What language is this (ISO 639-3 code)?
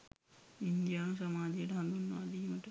sin